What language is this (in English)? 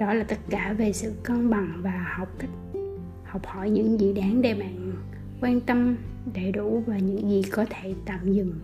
Vietnamese